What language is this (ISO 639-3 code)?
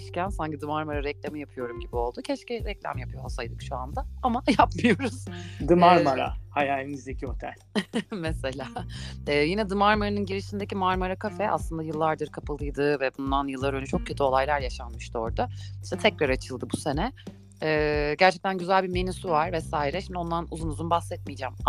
tur